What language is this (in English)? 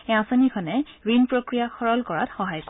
Assamese